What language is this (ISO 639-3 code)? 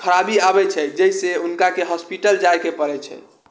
mai